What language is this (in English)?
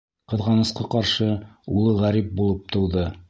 Bashkir